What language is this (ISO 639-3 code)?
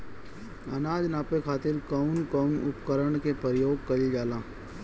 bho